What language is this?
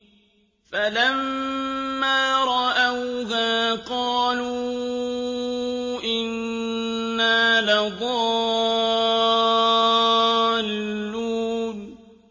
Arabic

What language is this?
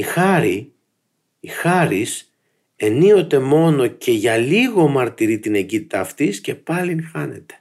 Greek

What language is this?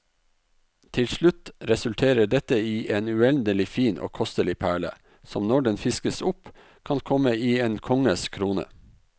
Norwegian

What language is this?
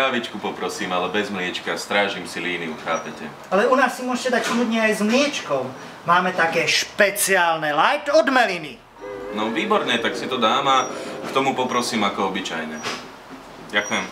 Slovak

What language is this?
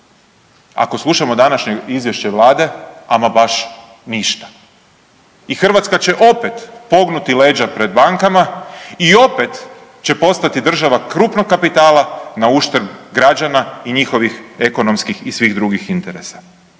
Croatian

